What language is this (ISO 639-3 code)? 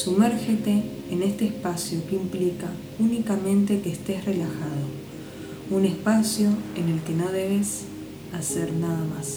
spa